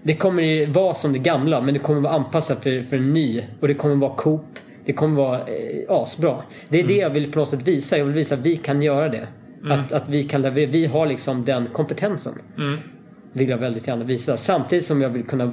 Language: Swedish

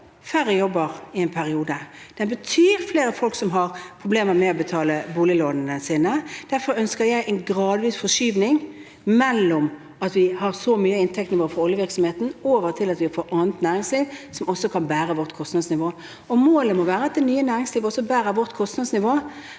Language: Norwegian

